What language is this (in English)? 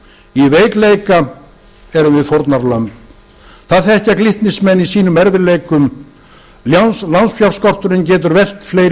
Icelandic